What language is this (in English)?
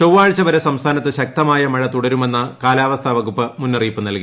Malayalam